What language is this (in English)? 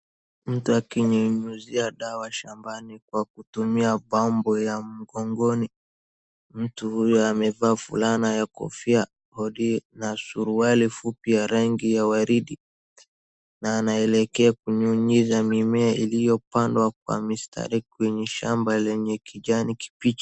Swahili